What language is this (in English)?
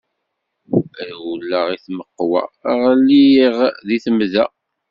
Kabyle